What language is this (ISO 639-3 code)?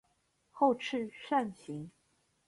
zho